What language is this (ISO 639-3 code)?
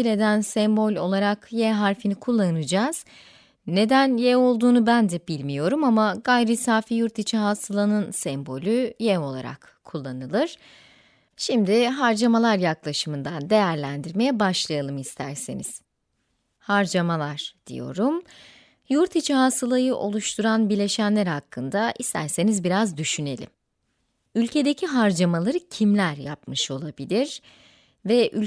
tur